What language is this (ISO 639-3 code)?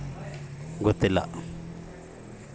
kan